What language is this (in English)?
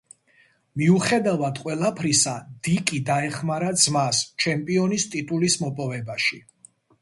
Georgian